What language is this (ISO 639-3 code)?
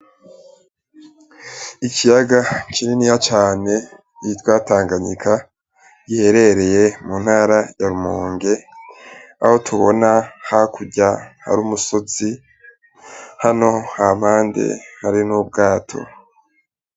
run